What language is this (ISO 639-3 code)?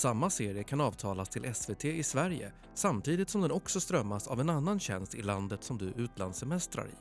swe